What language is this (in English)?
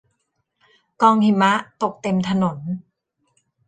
Thai